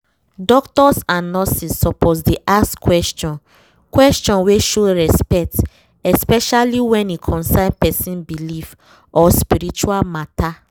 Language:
Nigerian Pidgin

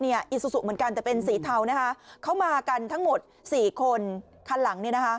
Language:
Thai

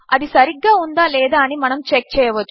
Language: Telugu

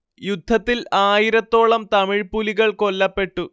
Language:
Malayalam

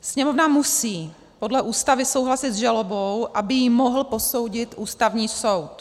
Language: Czech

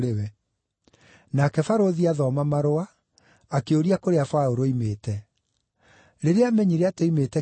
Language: Kikuyu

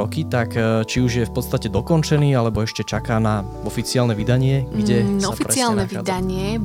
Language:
Slovak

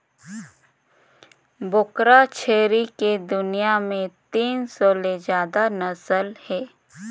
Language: Chhattisgarhi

